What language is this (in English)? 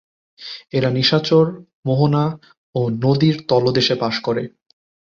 Bangla